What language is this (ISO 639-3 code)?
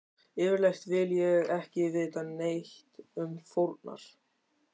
isl